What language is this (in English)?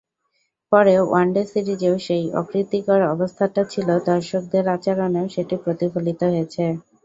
Bangla